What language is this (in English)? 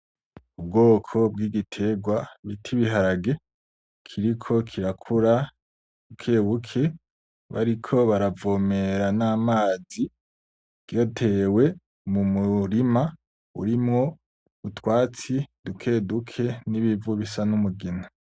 Rundi